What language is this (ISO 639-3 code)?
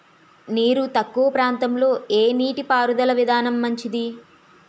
tel